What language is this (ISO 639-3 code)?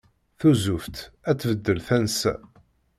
kab